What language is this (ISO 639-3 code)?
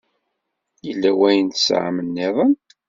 kab